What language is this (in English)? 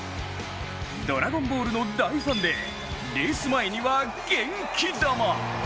Japanese